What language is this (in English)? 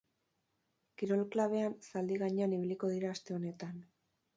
Basque